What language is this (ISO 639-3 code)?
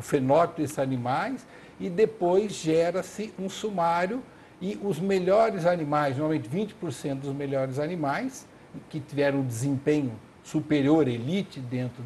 por